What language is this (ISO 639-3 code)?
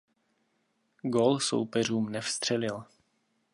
ces